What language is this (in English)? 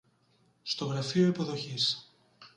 Greek